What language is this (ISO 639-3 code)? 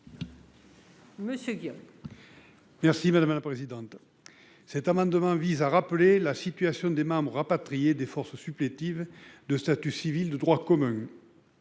fra